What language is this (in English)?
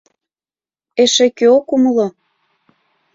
Mari